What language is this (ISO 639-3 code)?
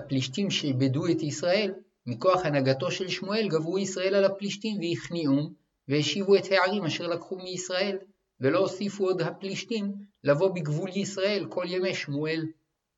heb